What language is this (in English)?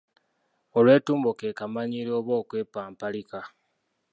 Ganda